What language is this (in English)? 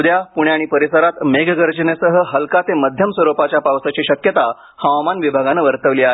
Marathi